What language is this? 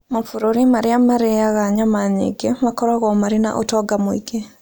Kikuyu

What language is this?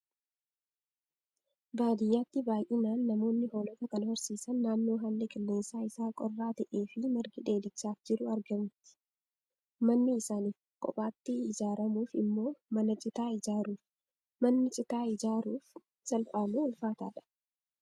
Oromo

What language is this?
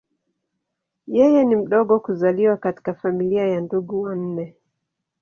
Swahili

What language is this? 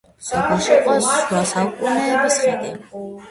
Georgian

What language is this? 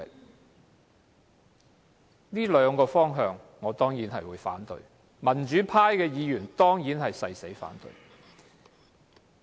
Cantonese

